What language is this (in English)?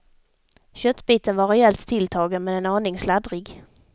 Swedish